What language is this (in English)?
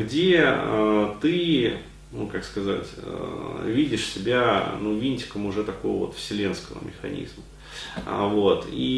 Russian